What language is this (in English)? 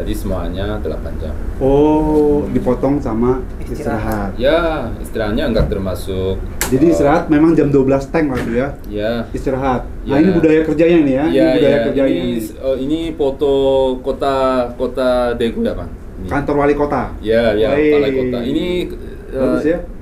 Indonesian